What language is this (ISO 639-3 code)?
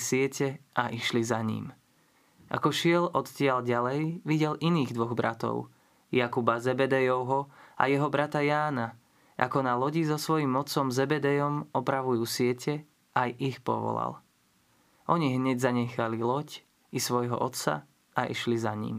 slk